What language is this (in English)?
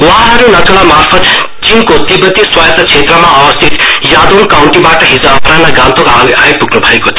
Nepali